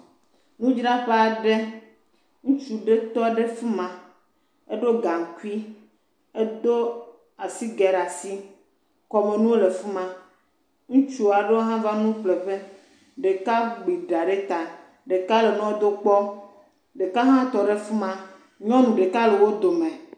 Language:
Ewe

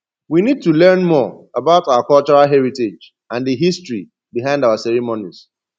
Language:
Nigerian Pidgin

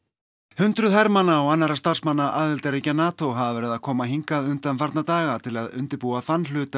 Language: Icelandic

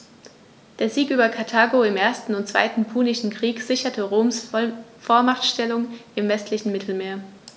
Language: German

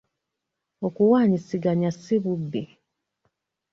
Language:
Ganda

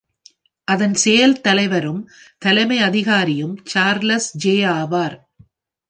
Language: Tamil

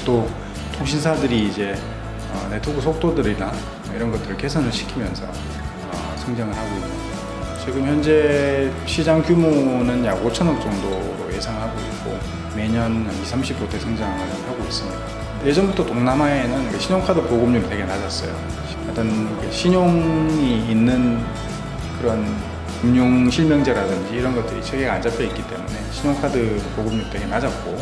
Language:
Korean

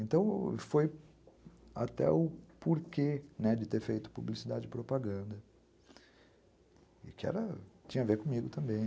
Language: Portuguese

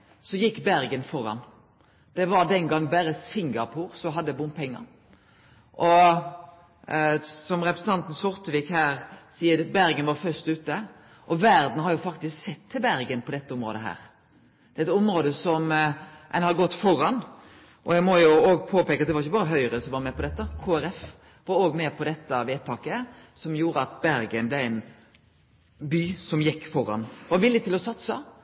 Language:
Norwegian Nynorsk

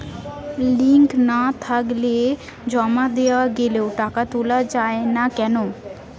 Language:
Bangla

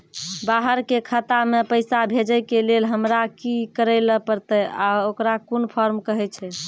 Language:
Maithili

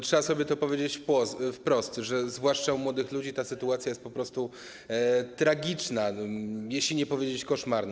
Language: Polish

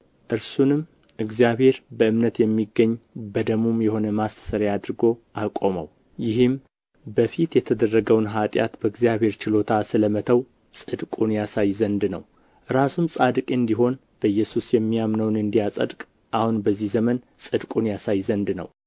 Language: Amharic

